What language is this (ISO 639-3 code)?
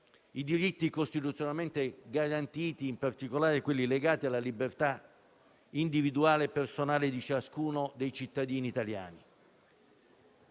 ita